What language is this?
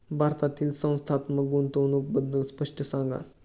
Marathi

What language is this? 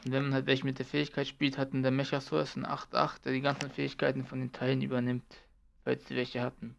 German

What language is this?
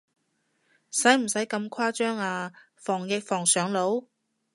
Cantonese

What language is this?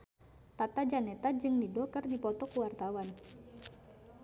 Sundanese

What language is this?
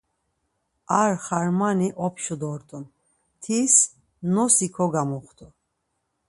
Laz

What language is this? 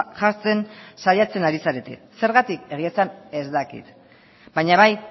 Basque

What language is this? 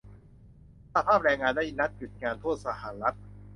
Thai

